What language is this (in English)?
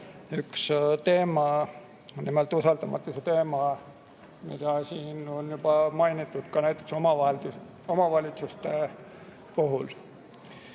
Estonian